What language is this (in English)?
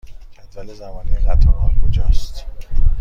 Persian